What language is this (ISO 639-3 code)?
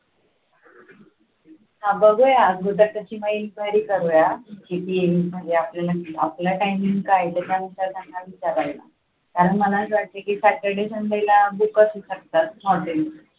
mar